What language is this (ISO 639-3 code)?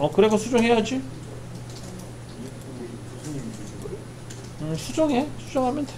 kor